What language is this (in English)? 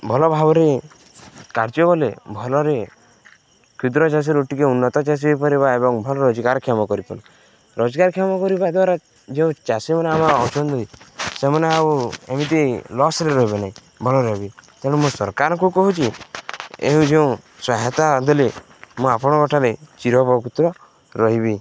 Odia